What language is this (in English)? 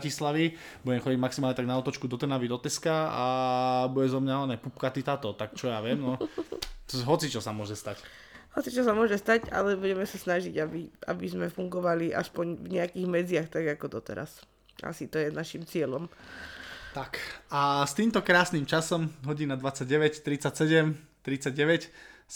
Slovak